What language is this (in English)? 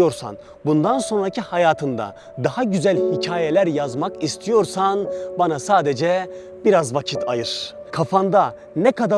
Turkish